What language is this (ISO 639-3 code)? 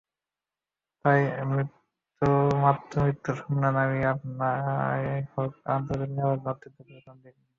ben